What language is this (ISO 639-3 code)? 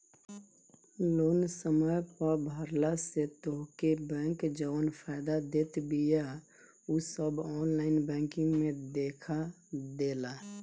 bho